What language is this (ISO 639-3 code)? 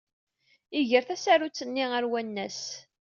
kab